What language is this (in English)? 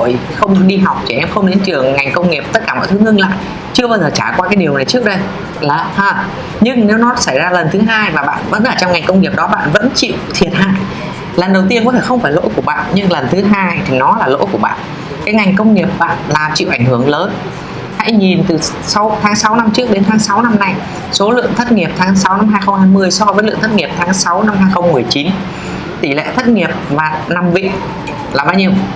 Vietnamese